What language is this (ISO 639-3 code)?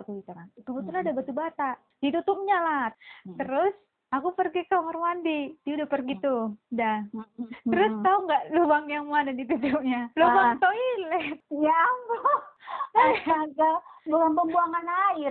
ind